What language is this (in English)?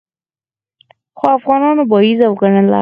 Pashto